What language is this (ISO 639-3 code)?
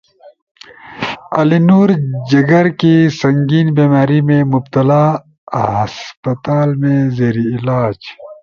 urd